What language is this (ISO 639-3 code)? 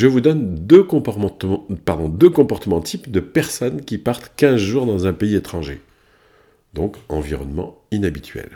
fra